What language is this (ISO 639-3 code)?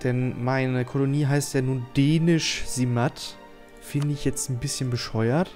deu